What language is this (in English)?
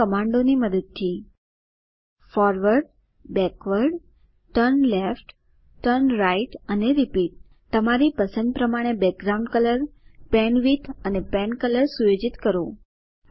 Gujarati